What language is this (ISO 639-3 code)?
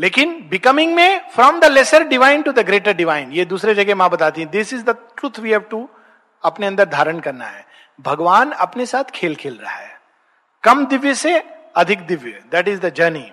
hin